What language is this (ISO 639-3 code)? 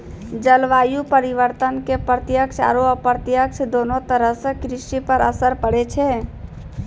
mai